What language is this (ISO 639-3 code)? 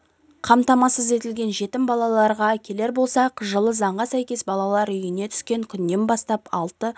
kaz